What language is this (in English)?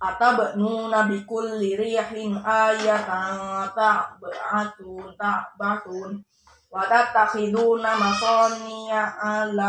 Indonesian